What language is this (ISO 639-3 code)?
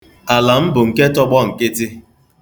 ibo